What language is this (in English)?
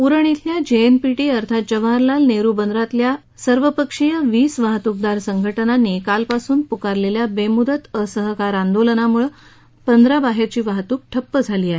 Marathi